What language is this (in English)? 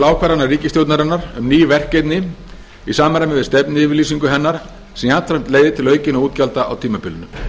Icelandic